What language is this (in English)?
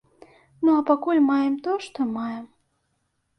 Belarusian